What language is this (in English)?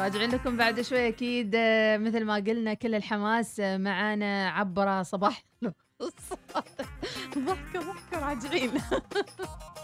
Arabic